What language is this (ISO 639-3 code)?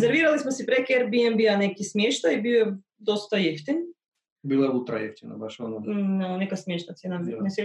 hrv